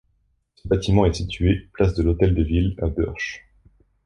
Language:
French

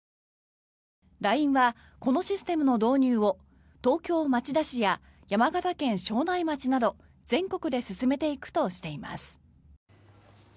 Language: Japanese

